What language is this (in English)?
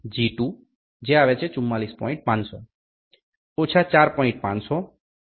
Gujarati